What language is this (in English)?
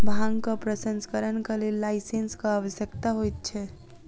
Maithili